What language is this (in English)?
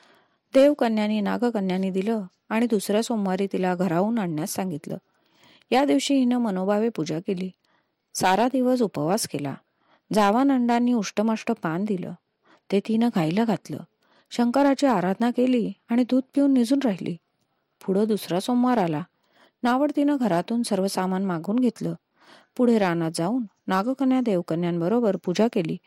Marathi